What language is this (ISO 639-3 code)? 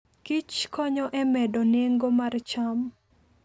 luo